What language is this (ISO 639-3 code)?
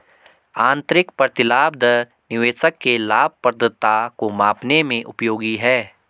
hin